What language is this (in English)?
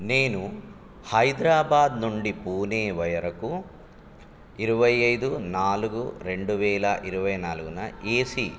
Telugu